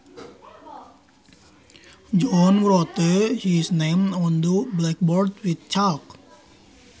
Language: Sundanese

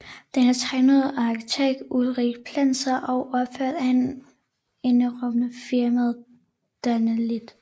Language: Danish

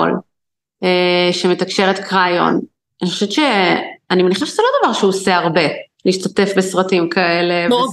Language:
Hebrew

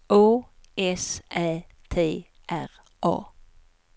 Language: Swedish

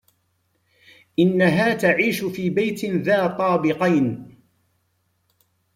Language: Arabic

